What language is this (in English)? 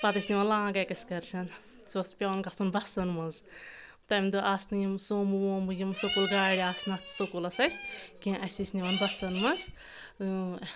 Kashmiri